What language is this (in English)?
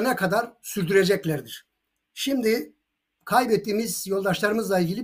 Turkish